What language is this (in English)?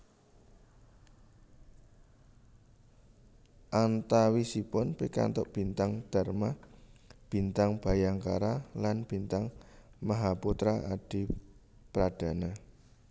Javanese